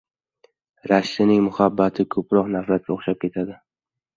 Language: Uzbek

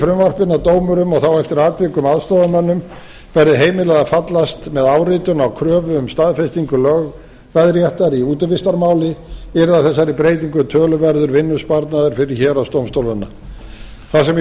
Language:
Icelandic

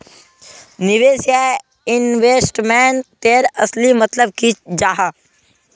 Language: Magahi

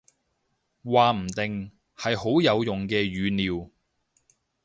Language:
Cantonese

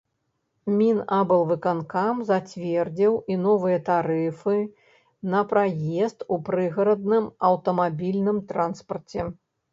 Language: Belarusian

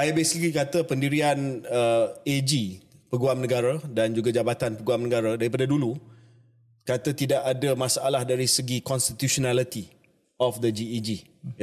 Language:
Malay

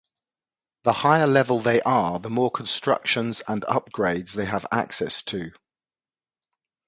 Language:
English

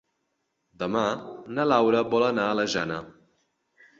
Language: Catalan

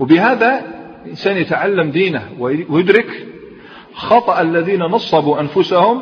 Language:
Arabic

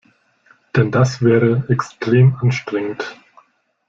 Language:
German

